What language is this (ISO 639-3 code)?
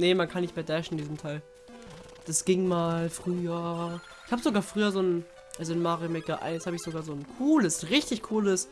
deu